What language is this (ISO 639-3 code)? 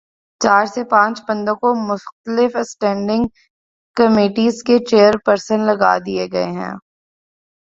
urd